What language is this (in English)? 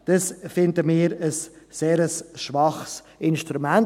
Swiss German